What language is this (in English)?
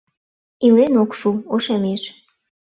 Mari